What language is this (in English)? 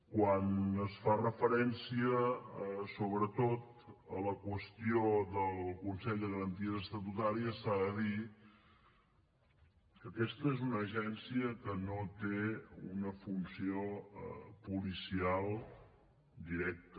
Catalan